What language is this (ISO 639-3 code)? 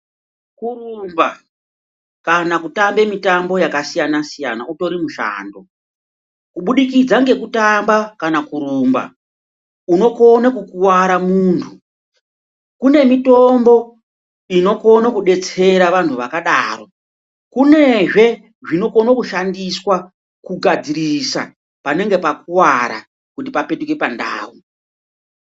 ndc